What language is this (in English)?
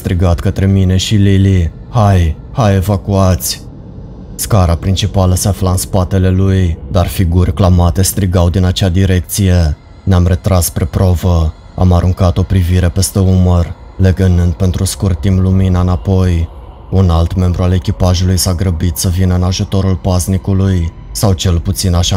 Romanian